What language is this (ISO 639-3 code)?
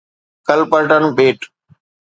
snd